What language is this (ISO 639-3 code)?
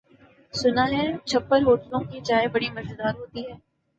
urd